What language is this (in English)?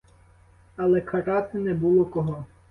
Ukrainian